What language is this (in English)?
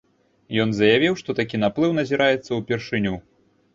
Belarusian